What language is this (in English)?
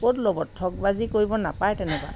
Assamese